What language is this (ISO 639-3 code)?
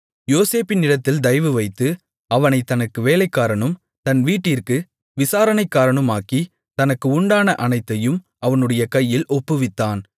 tam